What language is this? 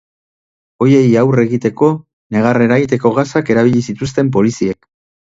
Basque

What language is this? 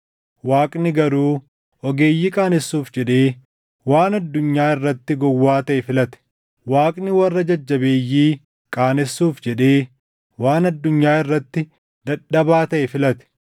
Oromo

